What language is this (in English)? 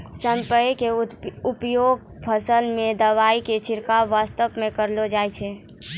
Maithili